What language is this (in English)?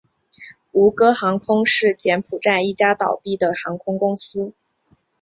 Chinese